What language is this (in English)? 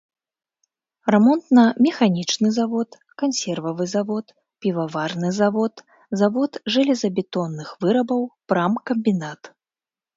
Belarusian